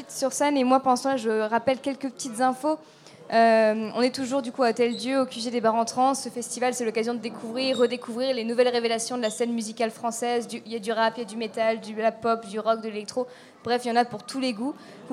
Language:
French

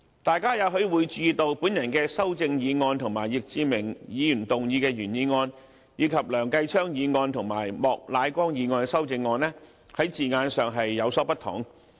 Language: Cantonese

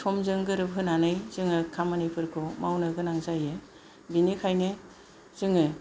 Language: Bodo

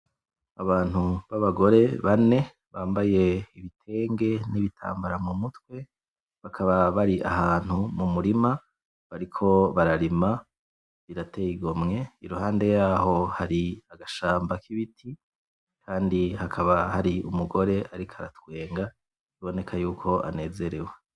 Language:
Rundi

